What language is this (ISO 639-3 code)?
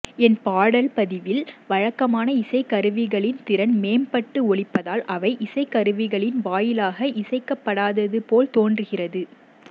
tam